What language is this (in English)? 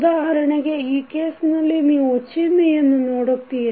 Kannada